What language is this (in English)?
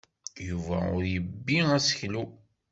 Kabyle